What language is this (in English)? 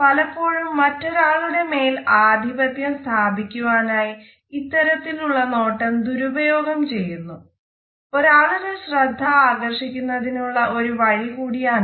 Malayalam